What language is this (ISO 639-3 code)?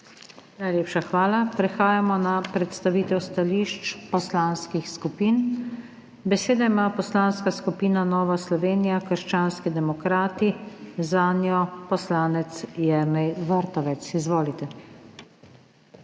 slv